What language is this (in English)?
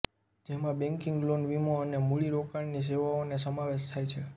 Gujarati